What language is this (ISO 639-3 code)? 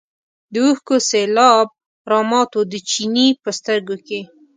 pus